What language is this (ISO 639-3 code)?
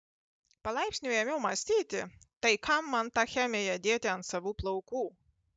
lit